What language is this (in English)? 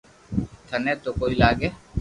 Loarki